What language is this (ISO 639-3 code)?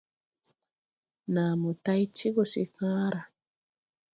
tui